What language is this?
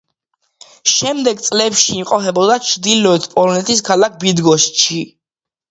Georgian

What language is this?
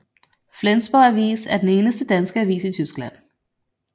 Danish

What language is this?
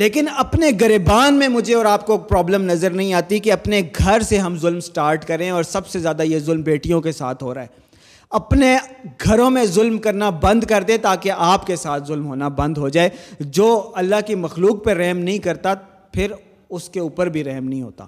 Urdu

